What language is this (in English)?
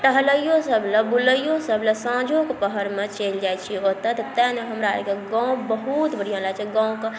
Maithili